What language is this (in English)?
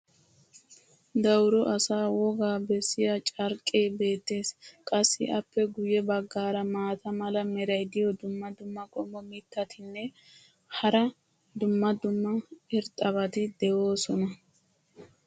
Wolaytta